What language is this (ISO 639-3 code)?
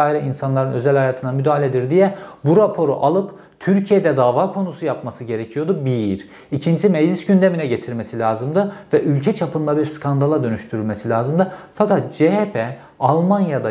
tur